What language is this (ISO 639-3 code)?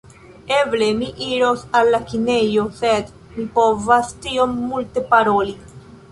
epo